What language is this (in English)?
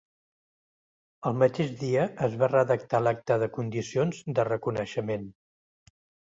Catalan